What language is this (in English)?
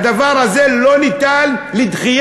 Hebrew